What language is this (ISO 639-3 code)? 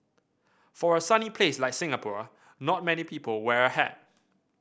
eng